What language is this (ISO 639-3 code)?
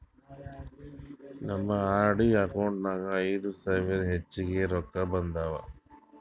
kan